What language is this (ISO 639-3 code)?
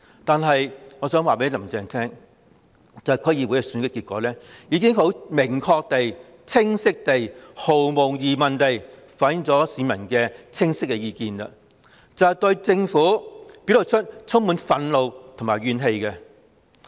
yue